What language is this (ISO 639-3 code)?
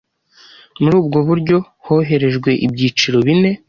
kin